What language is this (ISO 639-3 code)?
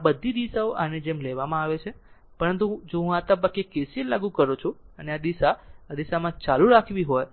guj